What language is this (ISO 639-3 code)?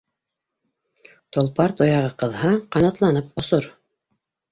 bak